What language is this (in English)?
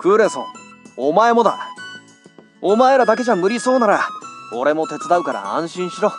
Japanese